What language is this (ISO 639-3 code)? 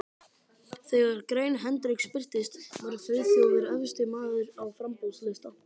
isl